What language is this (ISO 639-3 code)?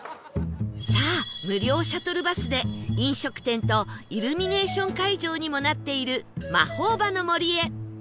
jpn